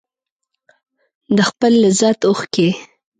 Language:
Pashto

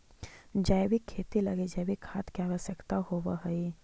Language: Magahi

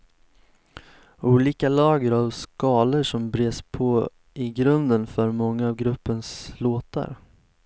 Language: Swedish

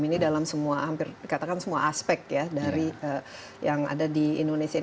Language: Indonesian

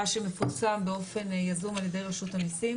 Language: Hebrew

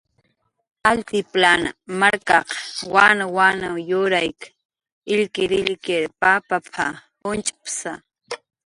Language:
Jaqaru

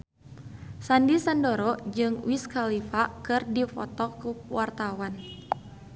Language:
Sundanese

